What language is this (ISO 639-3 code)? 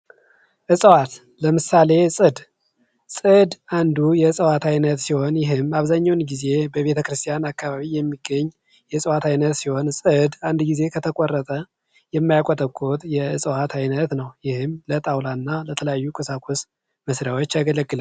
amh